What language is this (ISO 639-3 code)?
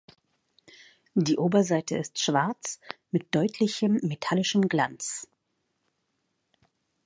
deu